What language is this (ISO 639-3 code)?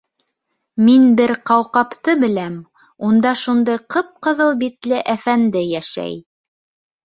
bak